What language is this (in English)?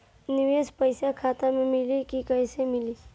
Bhojpuri